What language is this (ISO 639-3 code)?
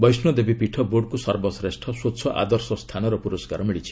ori